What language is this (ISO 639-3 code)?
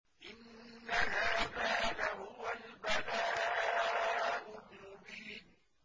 ara